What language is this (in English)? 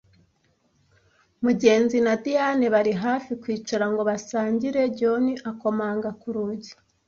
Kinyarwanda